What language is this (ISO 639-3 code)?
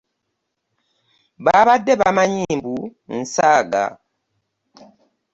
lug